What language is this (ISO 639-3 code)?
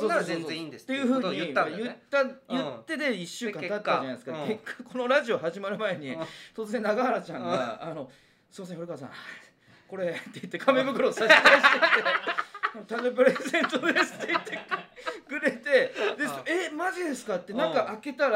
jpn